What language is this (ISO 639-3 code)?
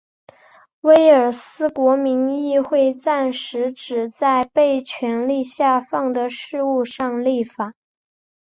zho